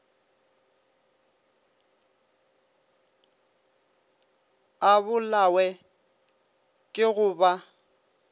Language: Northern Sotho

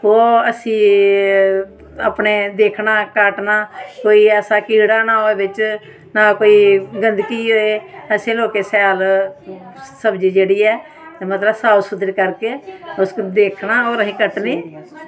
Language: Dogri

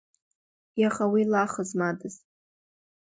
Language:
Abkhazian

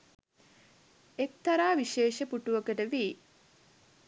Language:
Sinhala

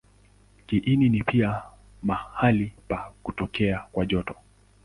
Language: Swahili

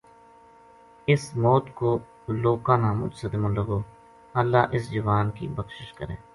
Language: Gujari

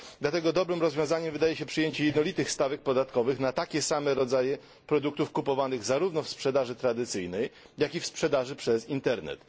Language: Polish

